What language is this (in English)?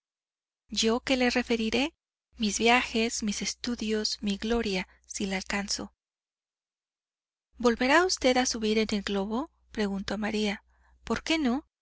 Spanish